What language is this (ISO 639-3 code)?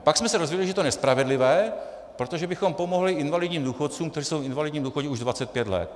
ces